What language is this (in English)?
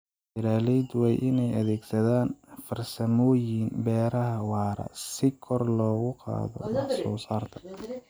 Somali